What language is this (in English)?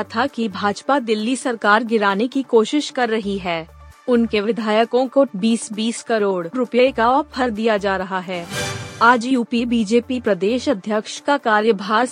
Hindi